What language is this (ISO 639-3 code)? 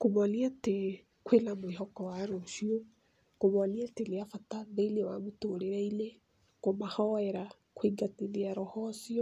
kik